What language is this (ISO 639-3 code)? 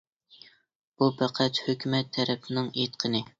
uig